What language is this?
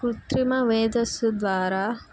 Telugu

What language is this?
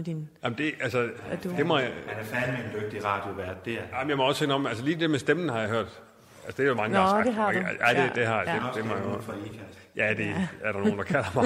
Danish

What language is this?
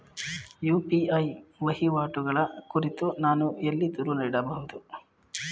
Kannada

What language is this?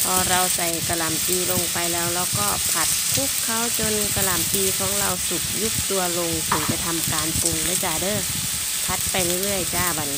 Thai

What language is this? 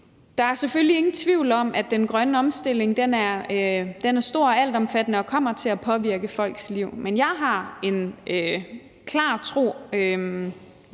Danish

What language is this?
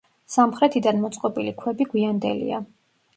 Georgian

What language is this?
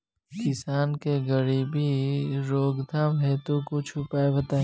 Bhojpuri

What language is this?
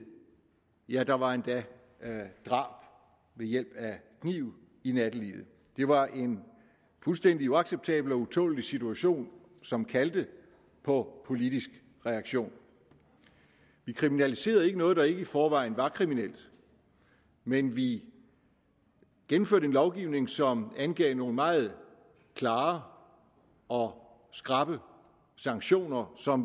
Danish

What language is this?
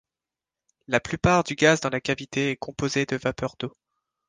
French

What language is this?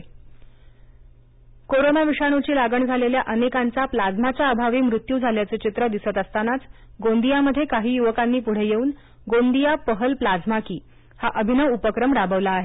Marathi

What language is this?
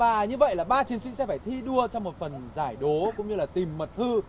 Vietnamese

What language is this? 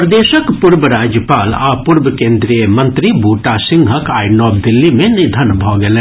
Maithili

